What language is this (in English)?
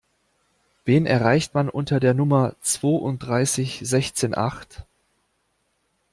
German